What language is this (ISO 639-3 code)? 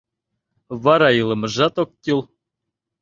chm